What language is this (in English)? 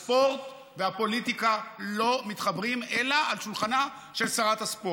Hebrew